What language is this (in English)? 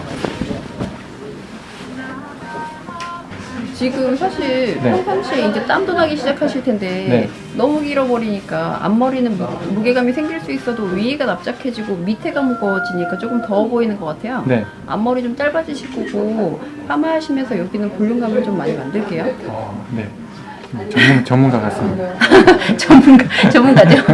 Korean